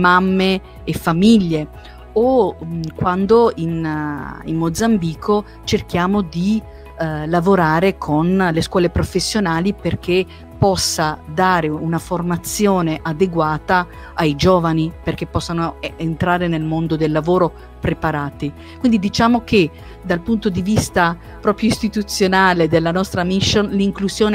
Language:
Italian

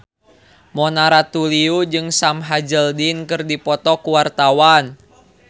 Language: Sundanese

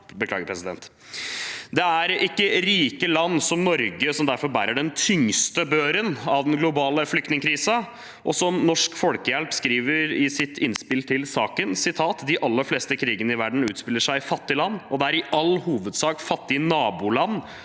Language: Norwegian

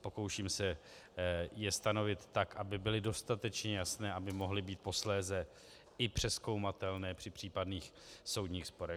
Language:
Czech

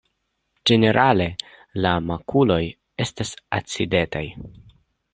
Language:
Esperanto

